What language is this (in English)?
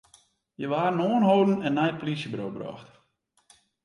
Western Frisian